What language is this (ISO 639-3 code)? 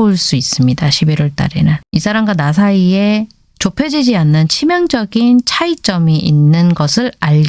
kor